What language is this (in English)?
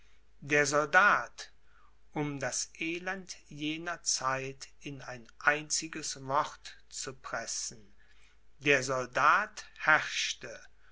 German